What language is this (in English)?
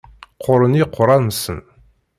Kabyle